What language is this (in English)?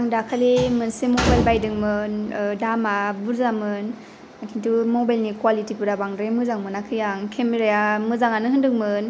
Bodo